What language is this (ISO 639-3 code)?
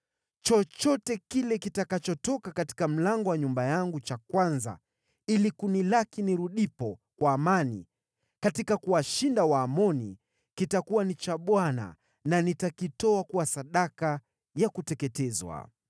swa